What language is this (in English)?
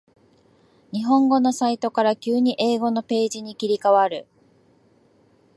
Japanese